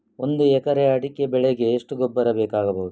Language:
Kannada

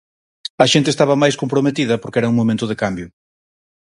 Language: Galician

